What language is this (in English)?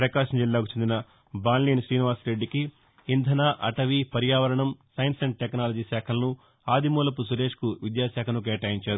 Telugu